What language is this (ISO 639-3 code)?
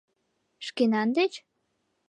chm